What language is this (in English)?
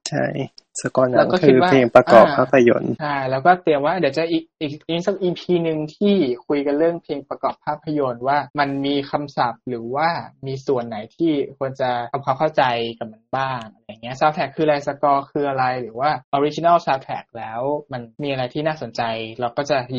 Thai